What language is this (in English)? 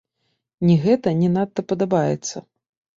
Belarusian